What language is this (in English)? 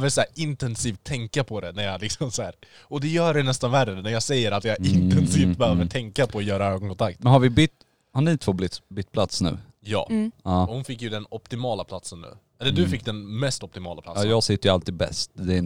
Swedish